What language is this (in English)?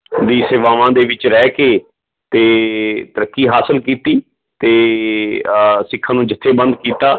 Punjabi